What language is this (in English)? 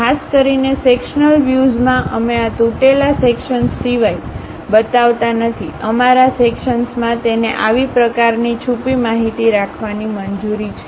Gujarati